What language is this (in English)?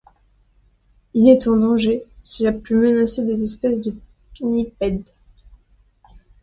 French